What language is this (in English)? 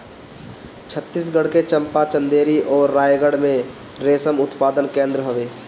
Bhojpuri